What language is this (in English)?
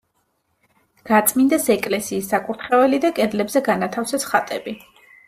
Georgian